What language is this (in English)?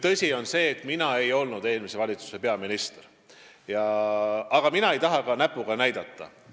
Estonian